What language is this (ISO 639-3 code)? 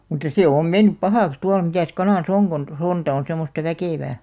fin